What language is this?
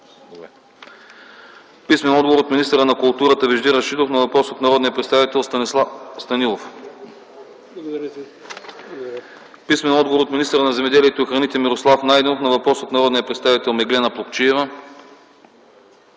Bulgarian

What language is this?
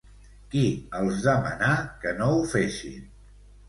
Catalan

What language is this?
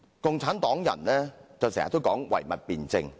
Cantonese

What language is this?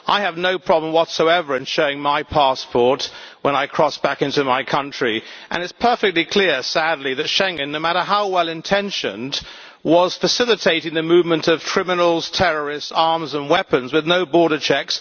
English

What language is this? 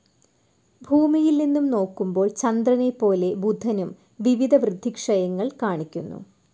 Malayalam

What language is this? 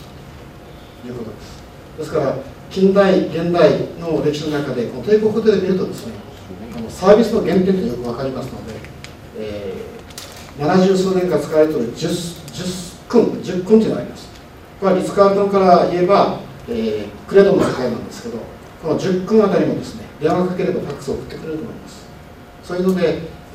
Japanese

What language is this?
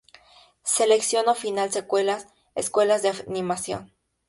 Spanish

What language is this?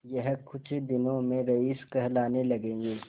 Hindi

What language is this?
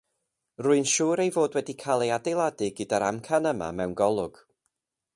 Welsh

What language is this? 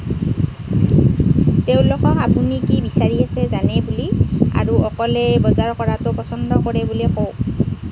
Assamese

